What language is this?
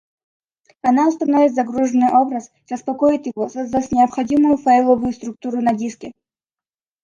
Russian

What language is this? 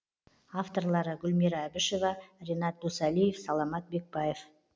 Kazakh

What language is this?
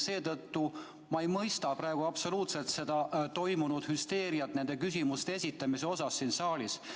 Estonian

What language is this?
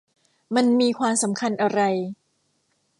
Thai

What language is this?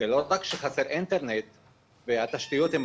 Hebrew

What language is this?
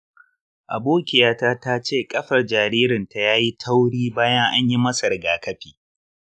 Hausa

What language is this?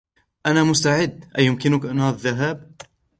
Arabic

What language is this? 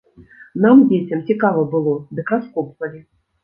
Belarusian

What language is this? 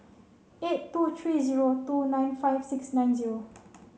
English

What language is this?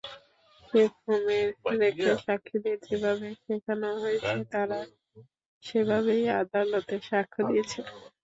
Bangla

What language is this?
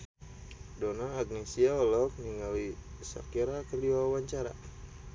Sundanese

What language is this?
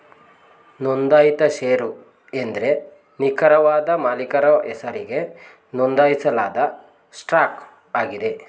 Kannada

